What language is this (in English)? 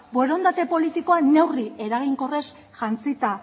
Basque